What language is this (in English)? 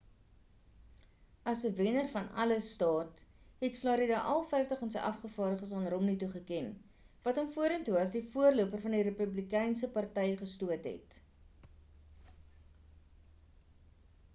Afrikaans